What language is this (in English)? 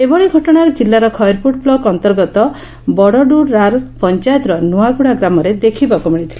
Odia